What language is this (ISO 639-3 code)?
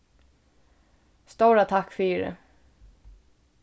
fao